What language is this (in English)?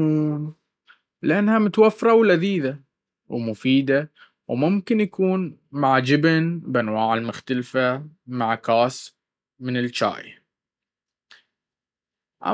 Baharna Arabic